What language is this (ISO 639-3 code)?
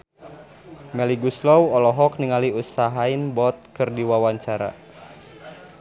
sun